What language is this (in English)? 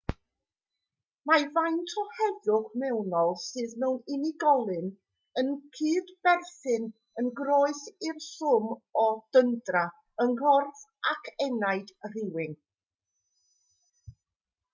Welsh